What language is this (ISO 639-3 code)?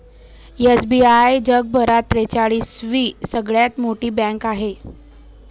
mar